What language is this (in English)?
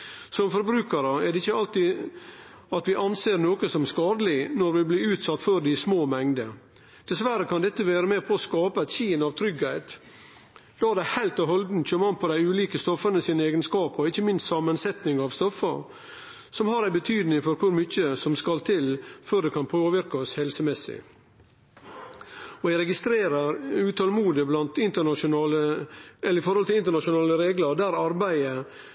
Norwegian Nynorsk